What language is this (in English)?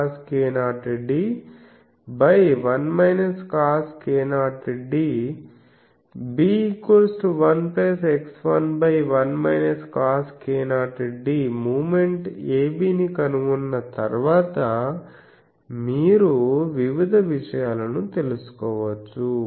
Telugu